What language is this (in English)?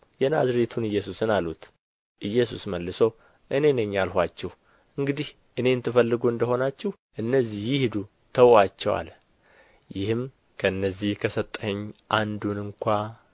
Amharic